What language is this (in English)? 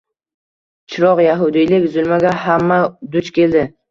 Uzbek